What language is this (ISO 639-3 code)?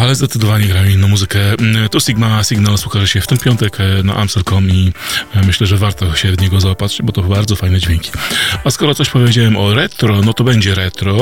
pol